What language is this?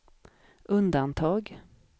Swedish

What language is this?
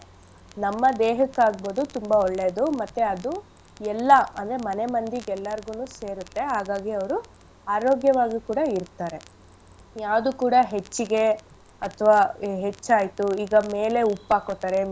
Kannada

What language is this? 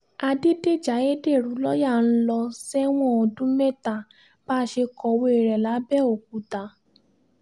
Yoruba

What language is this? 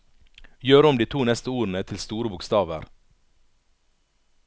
Norwegian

